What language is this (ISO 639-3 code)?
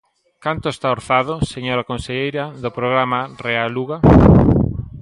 glg